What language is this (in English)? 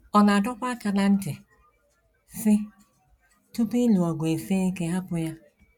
Igbo